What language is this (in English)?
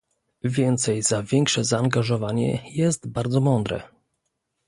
Polish